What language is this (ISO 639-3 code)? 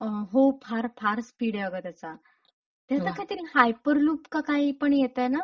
mar